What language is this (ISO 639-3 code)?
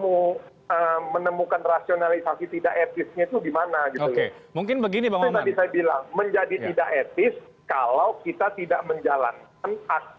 ind